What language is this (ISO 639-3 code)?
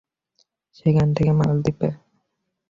ben